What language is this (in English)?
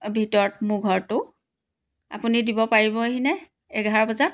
Assamese